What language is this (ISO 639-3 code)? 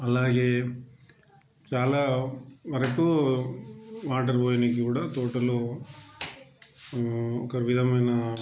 tel